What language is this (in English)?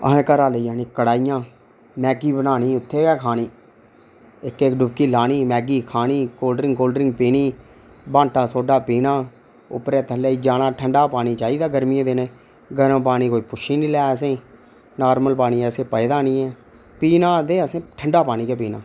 Dogri